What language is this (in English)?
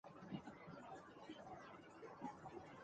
Chinese